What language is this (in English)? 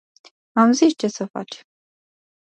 Romanian